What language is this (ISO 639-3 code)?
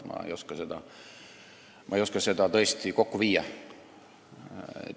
est